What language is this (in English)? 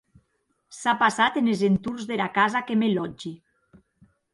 Occitan